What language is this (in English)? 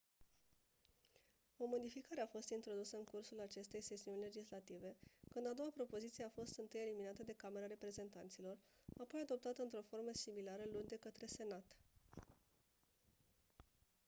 Romanian